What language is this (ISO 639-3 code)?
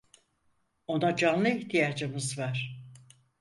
tur